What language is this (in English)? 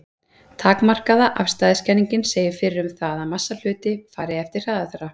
Icelandic